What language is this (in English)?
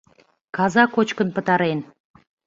Mari